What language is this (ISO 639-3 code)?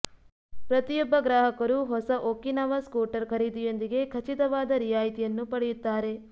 kan